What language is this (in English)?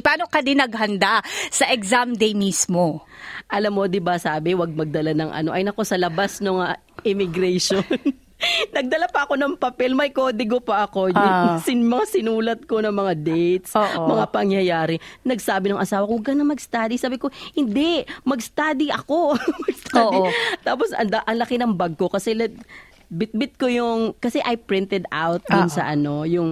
Filipino